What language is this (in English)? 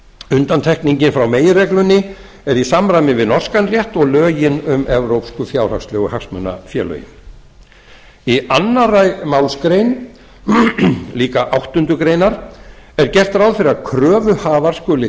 Icelandic